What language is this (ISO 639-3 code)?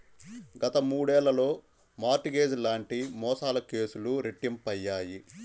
tel